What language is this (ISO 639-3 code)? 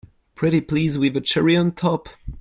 eng